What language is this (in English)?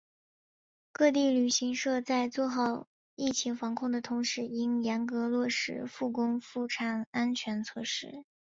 Chinese